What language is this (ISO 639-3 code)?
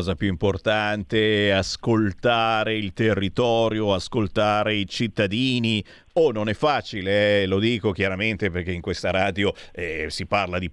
ita